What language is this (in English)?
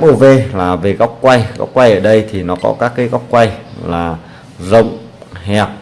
Vietnamese